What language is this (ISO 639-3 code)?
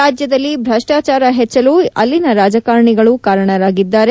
kan